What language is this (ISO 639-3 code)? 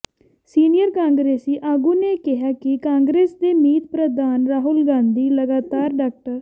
pan